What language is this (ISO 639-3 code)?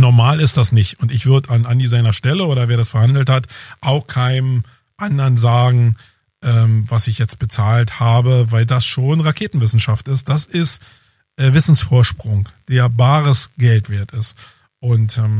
deu